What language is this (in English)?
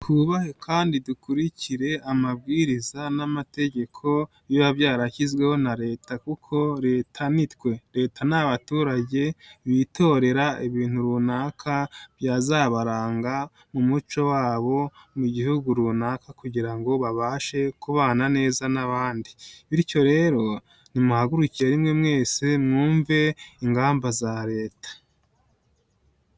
Kinyarwanda